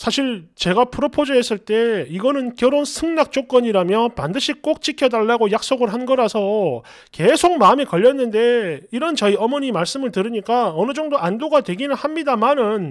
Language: Korean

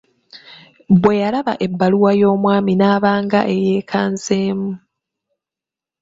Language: Ganda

